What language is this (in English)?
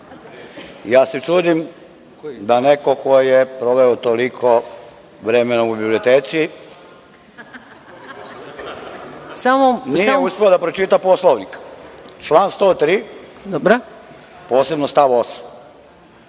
Serbian